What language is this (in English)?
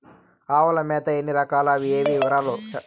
Telugu